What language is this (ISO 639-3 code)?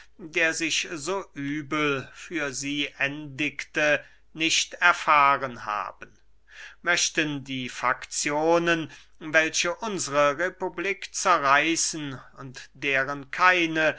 deu